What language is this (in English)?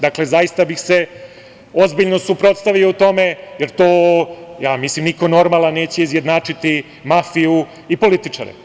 Serbian